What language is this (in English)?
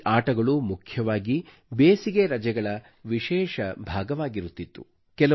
Kannada